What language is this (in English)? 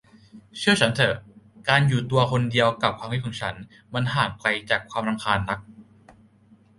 Thai